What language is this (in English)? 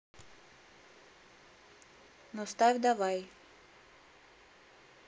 Russian